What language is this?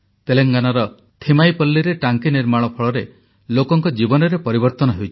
Odia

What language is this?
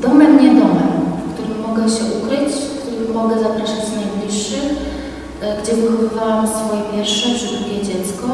Polish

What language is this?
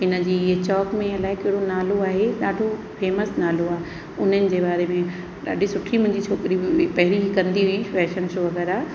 Sindhi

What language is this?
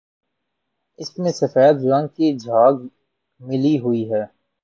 Urdu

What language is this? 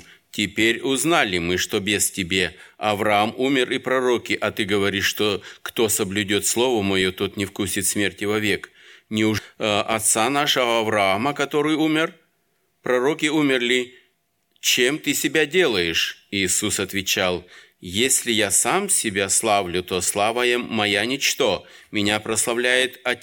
Russian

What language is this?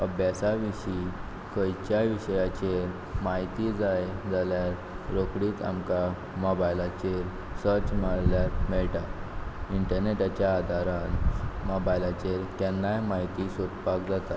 Konkani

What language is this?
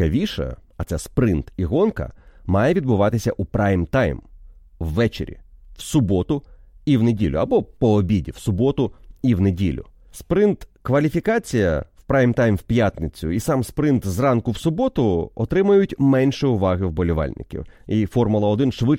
Ukrainian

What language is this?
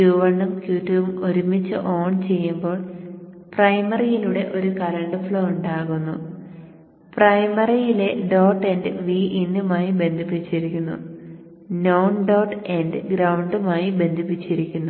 Malayalam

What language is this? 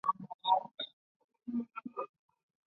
Chinese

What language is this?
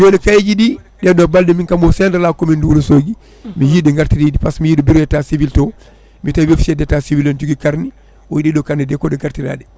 Fula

